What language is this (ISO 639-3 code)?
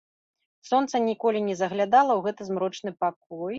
bel